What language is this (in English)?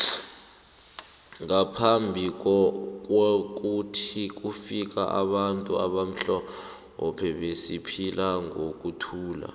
South Ndebele